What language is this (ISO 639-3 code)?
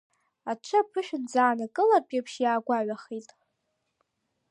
abk